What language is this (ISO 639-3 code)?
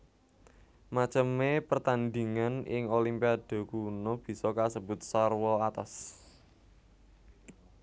jav